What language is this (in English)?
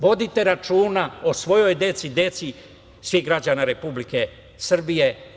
Serbian